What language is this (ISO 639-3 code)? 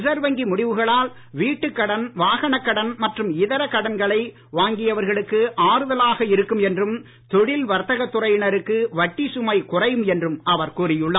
tam